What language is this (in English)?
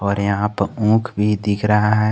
Hindi